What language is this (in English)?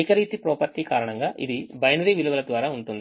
Telugu